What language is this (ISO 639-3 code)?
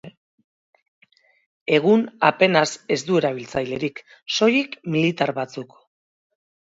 eus